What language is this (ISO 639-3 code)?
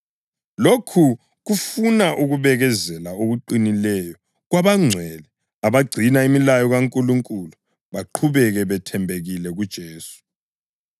nde